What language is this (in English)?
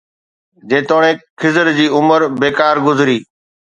Sindhi